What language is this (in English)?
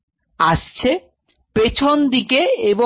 Bangla